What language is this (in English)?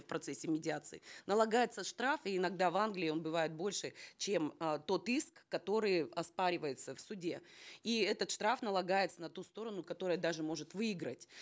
Kazakh